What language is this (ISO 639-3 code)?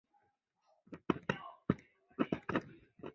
zho